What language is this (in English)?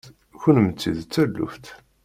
Kabyle